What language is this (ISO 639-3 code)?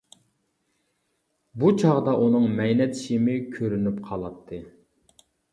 uig